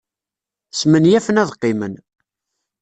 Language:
Kabyle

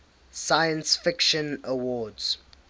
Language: English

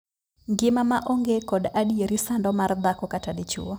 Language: Luo (Kenya and Tanzania)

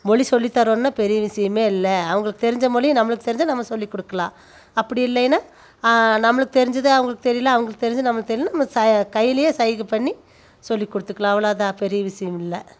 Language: Tamil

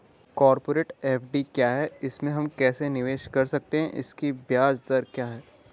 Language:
Hindi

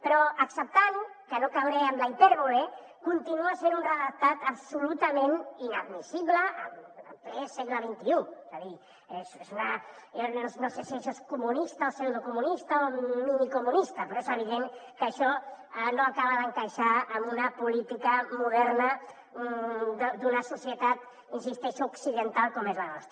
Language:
Catalan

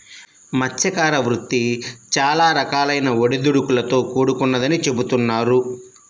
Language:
Telugu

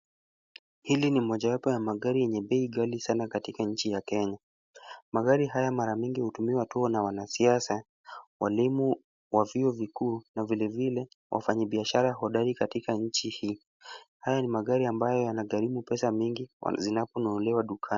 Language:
Swahili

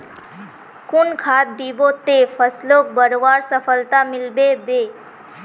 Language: Magahi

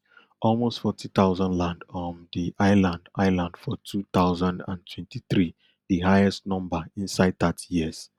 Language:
Nigerian Pidgin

